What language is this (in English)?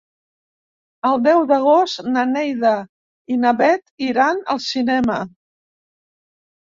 Catalan